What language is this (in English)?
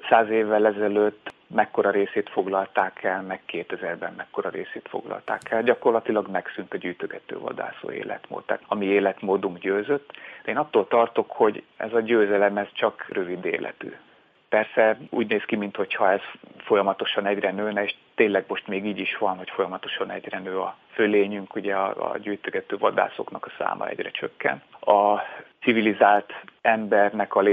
Hungarian